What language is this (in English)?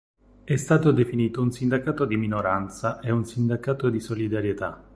Italian